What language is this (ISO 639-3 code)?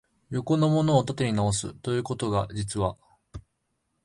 jpn